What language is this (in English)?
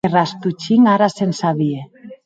Occitan